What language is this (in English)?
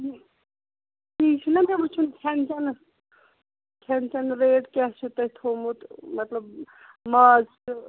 Kashmiri